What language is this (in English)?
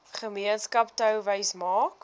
Afrikaans